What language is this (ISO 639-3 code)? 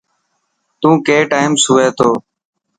mki